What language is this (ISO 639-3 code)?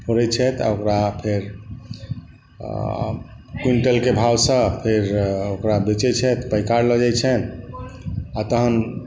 mai